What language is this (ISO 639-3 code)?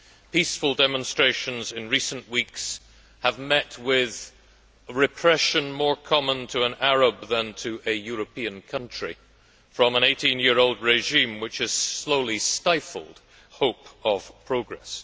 eng